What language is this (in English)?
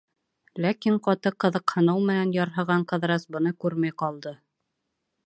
Bashkir